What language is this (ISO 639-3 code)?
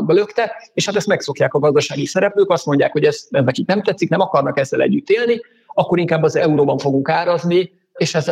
hun